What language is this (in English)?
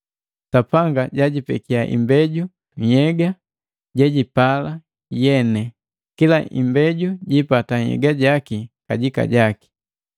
Matengo